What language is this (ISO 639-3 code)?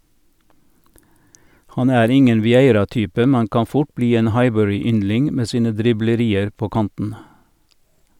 nor